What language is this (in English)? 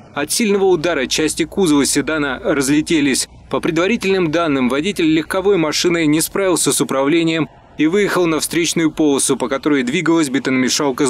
Russian